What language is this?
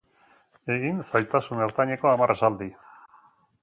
Basque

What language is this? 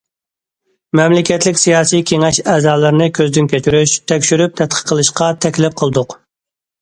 Uyghur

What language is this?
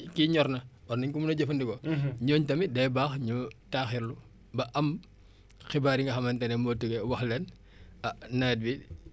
Wolof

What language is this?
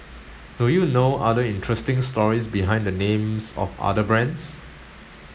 English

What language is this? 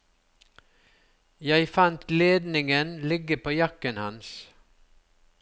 Norwegian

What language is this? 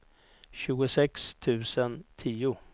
Swedish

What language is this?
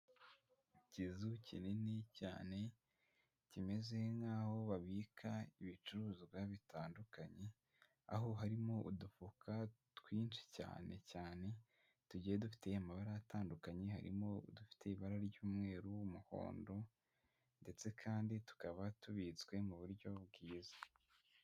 Kinyarwanda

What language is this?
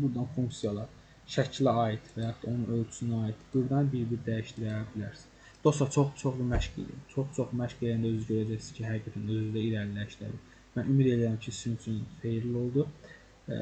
Turkish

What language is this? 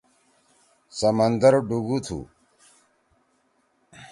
Torwali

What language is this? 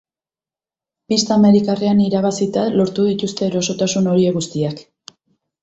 Basque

